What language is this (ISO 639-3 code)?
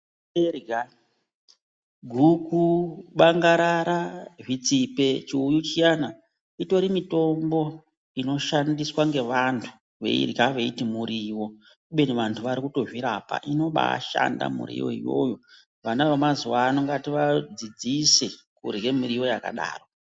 ndc